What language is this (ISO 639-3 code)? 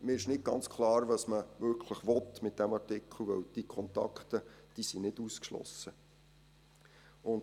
gsw